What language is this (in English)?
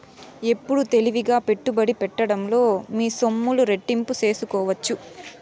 Telugu